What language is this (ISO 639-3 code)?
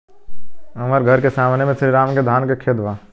bho